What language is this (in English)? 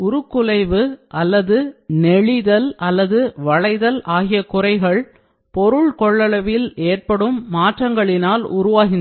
Tamil